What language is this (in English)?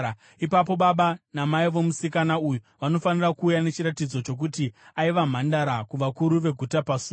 Shona